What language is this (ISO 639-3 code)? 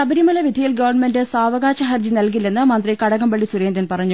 mal